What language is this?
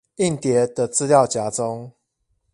Chinese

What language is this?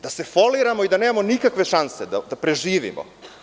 Serbian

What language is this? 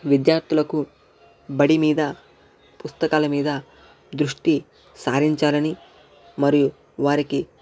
Telugu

